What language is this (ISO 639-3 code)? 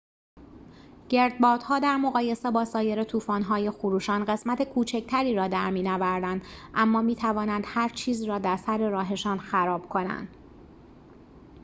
fas